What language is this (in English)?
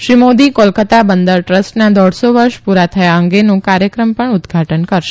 Gujarati